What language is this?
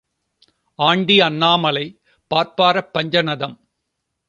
Tamil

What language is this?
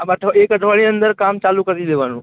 Gujarati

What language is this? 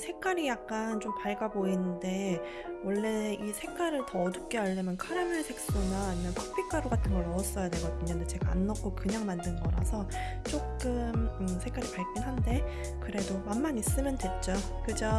Korean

